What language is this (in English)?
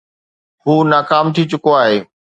Sindhi